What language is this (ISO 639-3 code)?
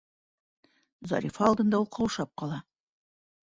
bak